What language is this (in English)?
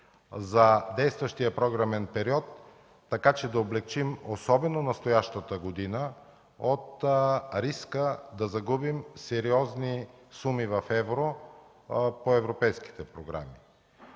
Bulgarian